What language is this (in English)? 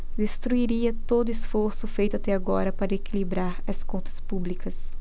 Portuguese